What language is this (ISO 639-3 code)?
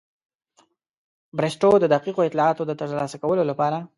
pus